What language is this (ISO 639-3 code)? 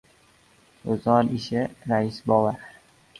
uzb